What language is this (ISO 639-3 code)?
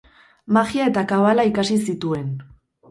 eus